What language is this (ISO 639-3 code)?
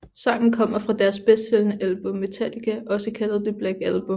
dan